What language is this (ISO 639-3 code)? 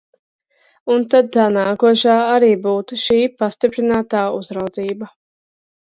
lav